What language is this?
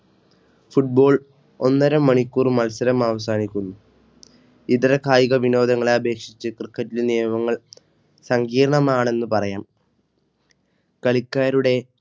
Malayalam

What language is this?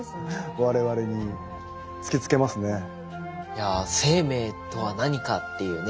Japanese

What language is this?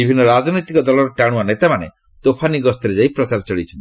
Odia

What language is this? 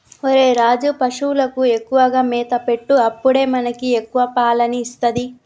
Telugu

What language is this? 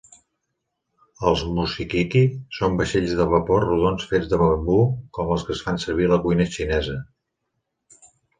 Catalan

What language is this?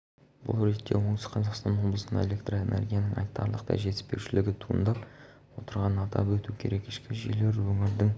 Kazakh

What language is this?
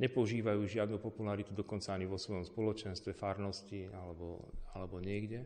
Slovak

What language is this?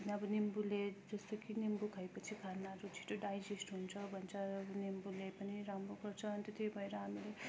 Nepali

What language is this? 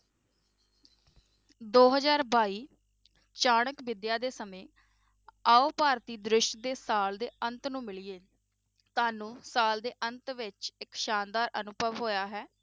Punjabi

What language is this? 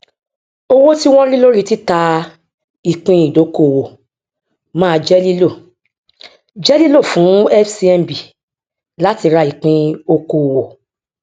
Yoruba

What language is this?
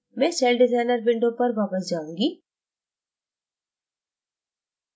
Hindi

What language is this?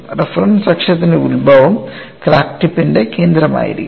Malayalam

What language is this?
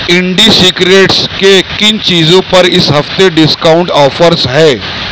Urdu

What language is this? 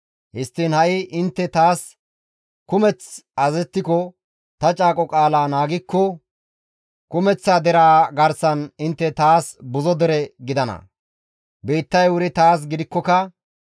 Gamo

